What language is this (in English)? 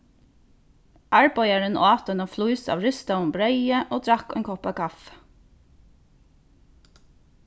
Faroese